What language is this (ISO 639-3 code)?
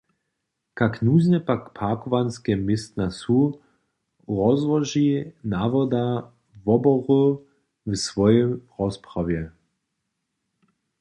hsb